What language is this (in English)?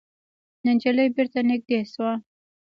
Pashto